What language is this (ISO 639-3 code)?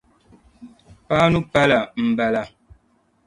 dag